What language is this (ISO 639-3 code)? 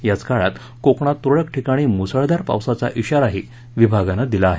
mar